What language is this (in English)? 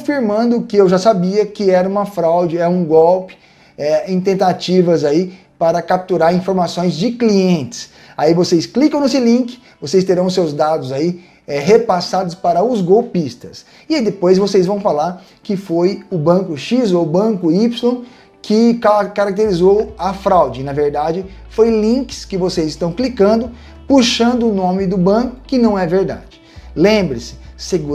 Portuguese